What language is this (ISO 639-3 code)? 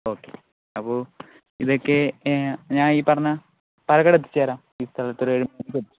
mal